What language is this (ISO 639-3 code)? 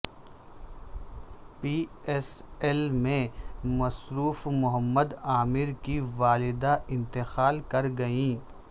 urd